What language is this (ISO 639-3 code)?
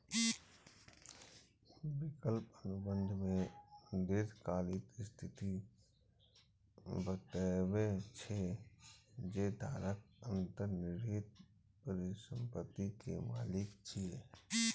mai